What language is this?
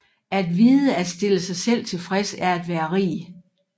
Danish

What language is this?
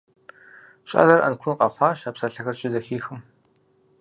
Kabardian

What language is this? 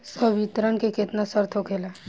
Bhojpuri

